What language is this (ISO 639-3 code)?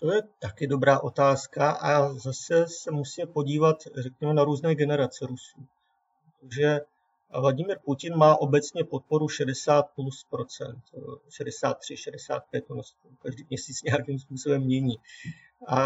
ces